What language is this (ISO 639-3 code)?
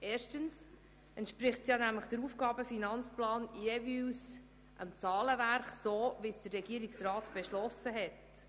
gsw